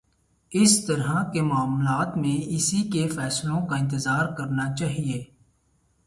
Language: Urdu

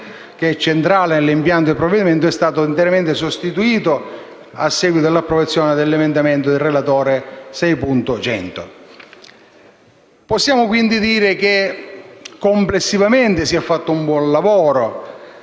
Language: Italian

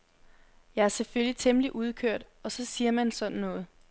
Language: Danish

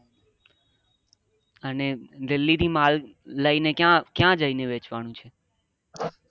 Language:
Gujarati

